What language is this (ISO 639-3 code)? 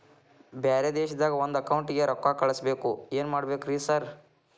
kan